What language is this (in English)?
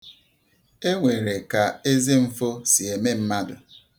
Igbo